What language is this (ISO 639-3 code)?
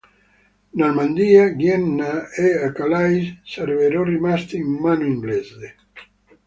ita